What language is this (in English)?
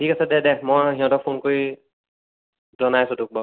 Assamese